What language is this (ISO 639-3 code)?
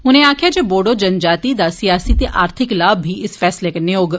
doi